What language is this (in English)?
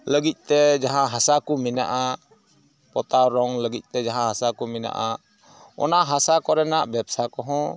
Santali